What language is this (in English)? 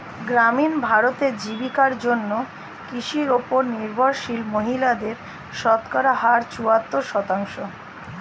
Bangla